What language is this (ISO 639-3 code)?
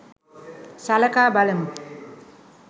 sin